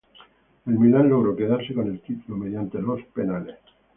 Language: Spanish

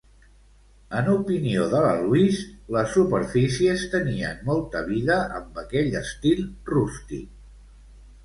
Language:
Catalan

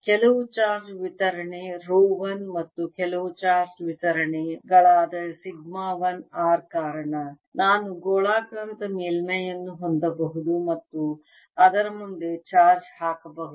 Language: Kannada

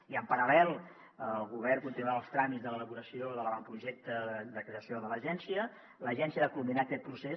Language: Catalan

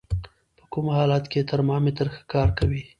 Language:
Pashto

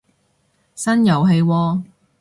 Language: Cantonese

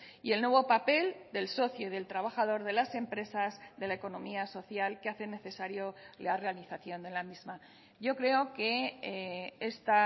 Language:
Spanish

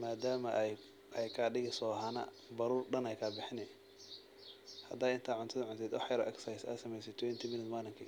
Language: Somali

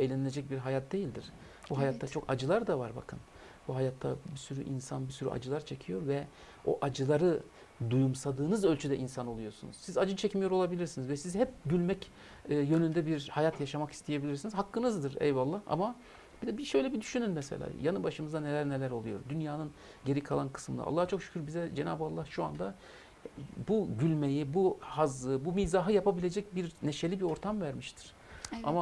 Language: Turkish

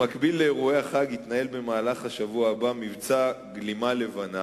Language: Hebrew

